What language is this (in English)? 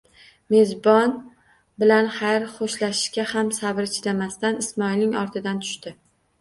Uzbek